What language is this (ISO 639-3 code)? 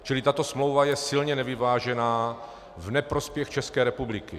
ces